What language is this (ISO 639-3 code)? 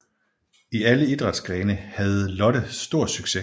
dan